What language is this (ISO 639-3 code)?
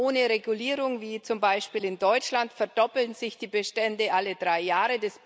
deu